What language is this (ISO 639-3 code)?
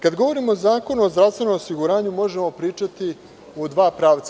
srp